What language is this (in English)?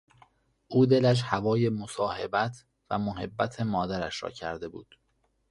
Persian